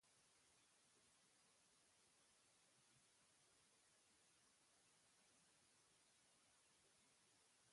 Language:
Basque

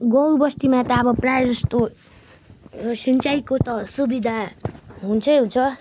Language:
Nepali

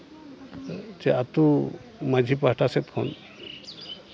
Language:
Santali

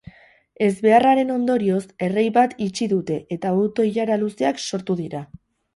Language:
Basque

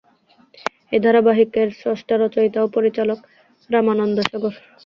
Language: Bangla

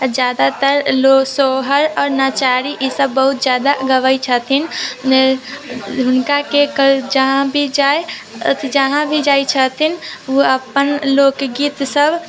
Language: Maithili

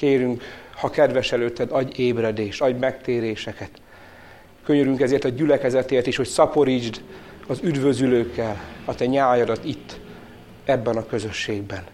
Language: Hungarian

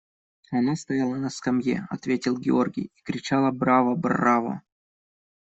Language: Russian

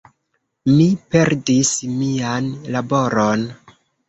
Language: Esperanto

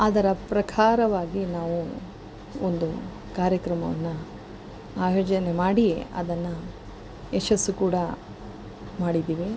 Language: Kannada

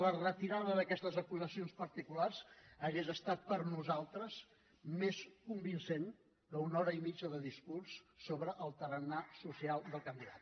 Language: Catalan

